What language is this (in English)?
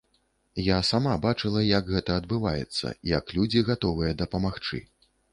Belarusian